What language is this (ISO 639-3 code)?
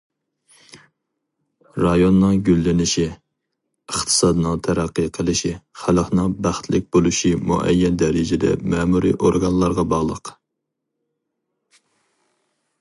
uig